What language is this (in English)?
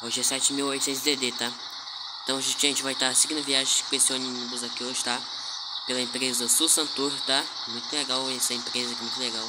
Portuguese